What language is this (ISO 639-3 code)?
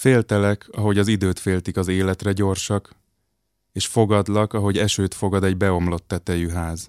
hun